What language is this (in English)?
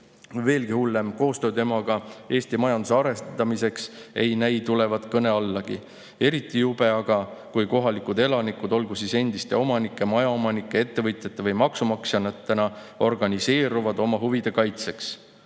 Estonian